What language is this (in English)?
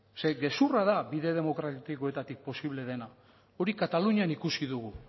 Basque